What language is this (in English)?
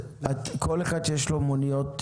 Hebrew